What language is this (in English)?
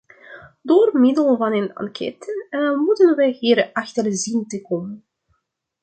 Dutch